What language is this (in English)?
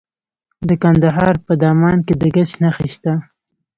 Pashto